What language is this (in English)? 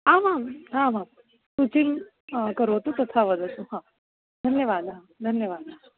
Sanskrit